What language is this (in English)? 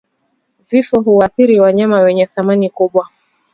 Swahili